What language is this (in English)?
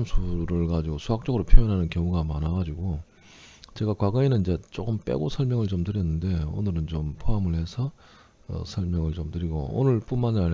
Korean